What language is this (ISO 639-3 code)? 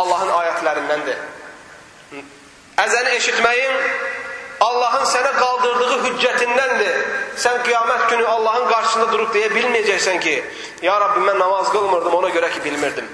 tur